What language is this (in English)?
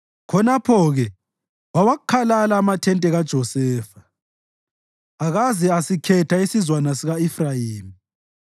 North Ndebele